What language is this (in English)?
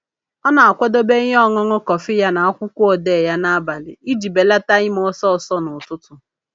Igbo